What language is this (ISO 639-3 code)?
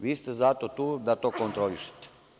srp